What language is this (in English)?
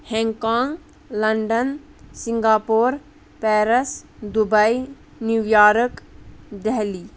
Kashmiri